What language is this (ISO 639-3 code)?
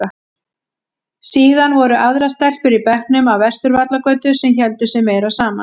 isl